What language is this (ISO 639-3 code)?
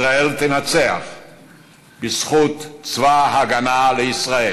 heb